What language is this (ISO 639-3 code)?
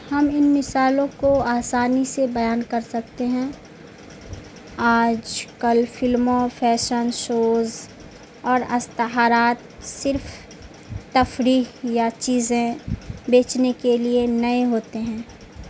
urd